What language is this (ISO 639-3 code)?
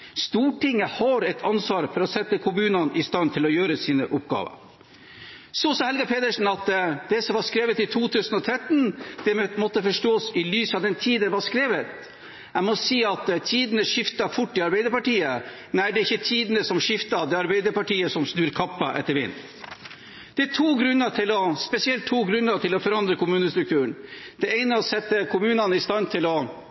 nob